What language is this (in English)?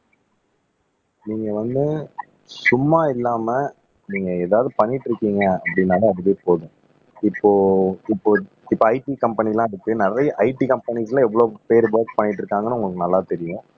Tamil